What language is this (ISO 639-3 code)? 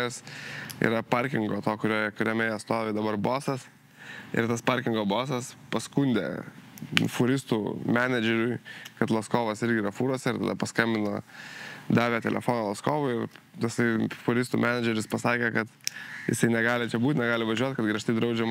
lit